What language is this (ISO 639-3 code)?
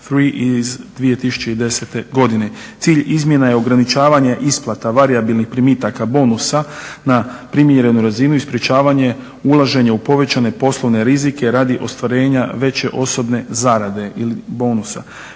hrv